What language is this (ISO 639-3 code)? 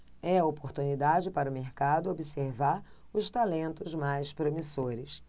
por